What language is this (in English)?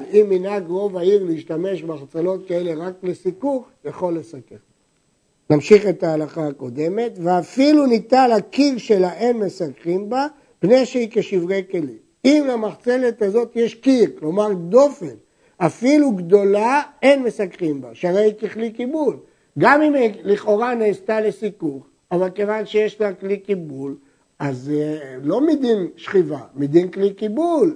Hebrew